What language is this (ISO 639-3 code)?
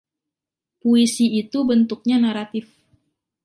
ind